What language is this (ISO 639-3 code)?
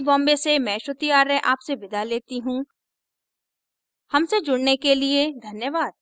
hin